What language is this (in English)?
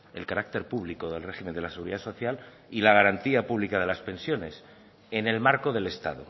Spanish